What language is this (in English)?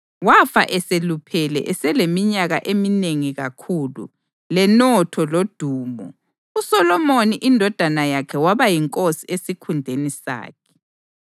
North Ndebele